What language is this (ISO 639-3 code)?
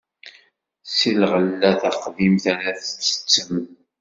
kab